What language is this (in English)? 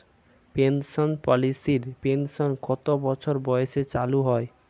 Bangla